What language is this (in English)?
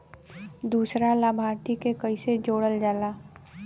Bhojpuri